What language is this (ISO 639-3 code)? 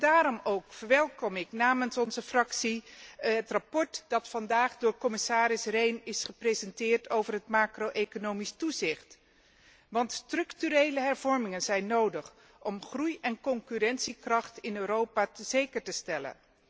nld